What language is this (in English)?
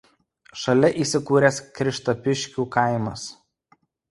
Lithuanian